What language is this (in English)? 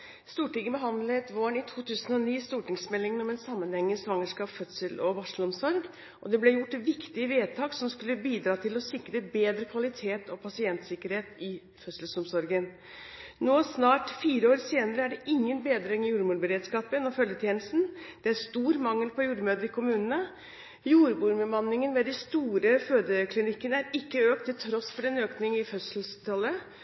Norwegian